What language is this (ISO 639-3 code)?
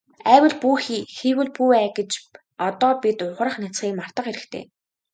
mon